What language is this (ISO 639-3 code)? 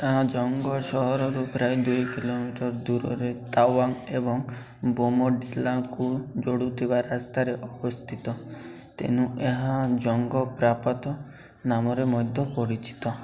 ori